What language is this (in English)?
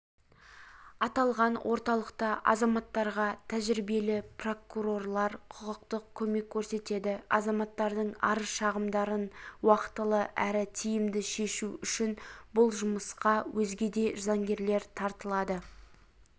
Kazakh